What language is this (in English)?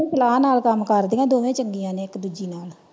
Punjabi